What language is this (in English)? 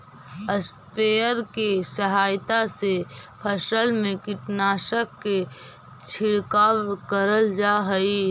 Magahi